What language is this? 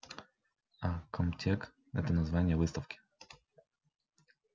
Russian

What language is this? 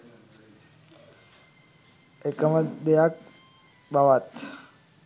Sinhala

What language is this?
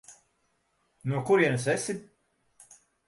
Latvian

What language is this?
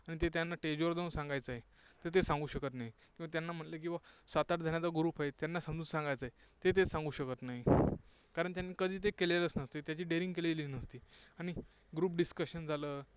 Marathi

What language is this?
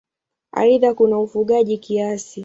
Swahili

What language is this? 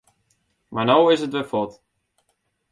Western Frisian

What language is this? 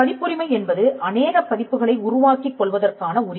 Tamil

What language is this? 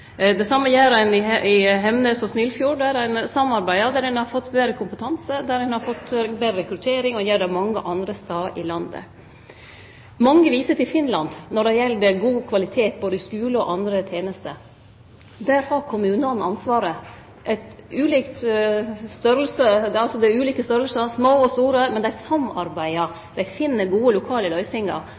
Norwegian Nynorsk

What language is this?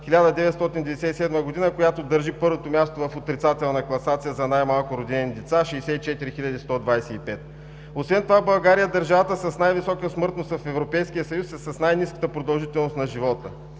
Bulgarian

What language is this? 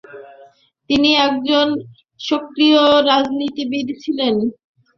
Bangla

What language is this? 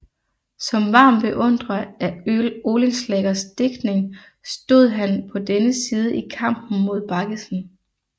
Danish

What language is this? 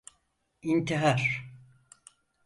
Turkish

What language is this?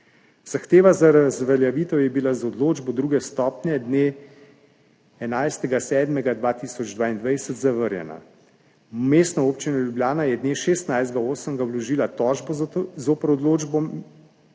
Slovenian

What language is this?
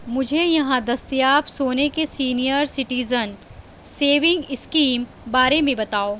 Urdu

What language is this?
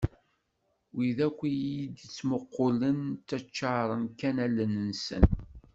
Kabyle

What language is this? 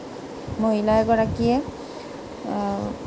Assamese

